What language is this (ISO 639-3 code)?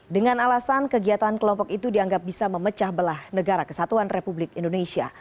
ind